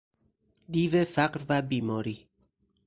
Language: Persian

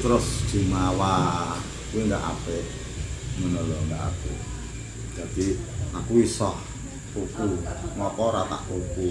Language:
Indonesian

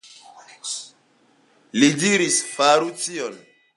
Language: Esperanto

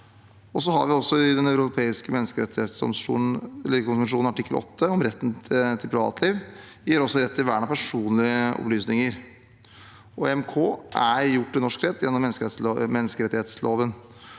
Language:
Norwegian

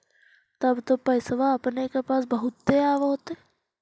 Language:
Magahi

